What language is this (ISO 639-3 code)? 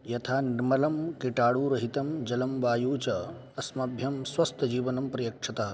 san